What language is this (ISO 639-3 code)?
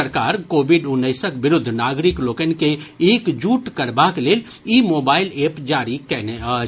mai